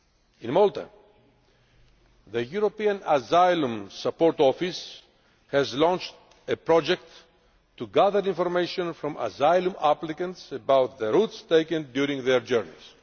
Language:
English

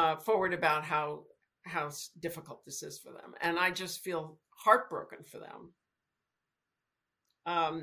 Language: English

